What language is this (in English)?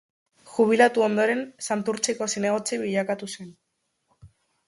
Basque